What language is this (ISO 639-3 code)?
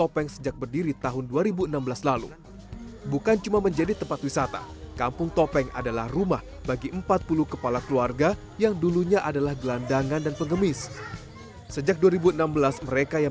ind